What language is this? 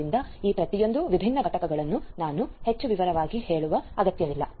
Kannada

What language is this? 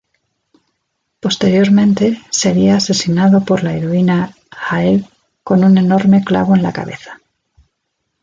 Spanish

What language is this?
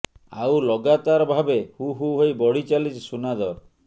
Odia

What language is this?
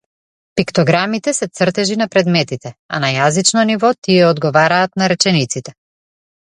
Macedonian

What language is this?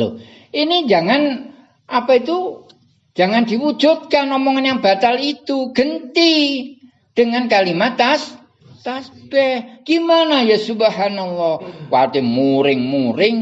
Indonesian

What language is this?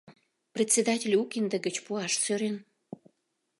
Mari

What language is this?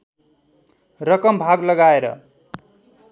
Nepali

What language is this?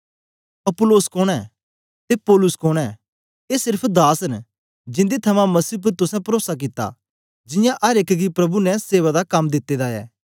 Dogri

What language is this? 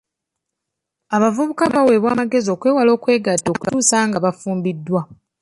Ganda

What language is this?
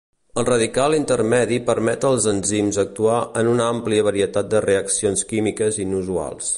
Catalan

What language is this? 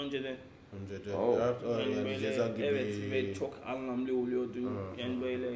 Turkish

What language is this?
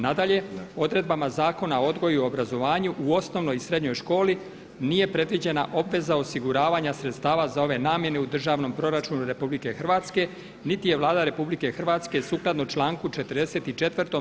Croatian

